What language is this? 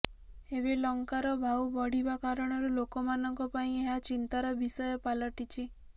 Odia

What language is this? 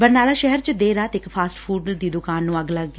Punjabi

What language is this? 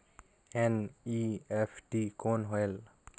Chhattisgarhi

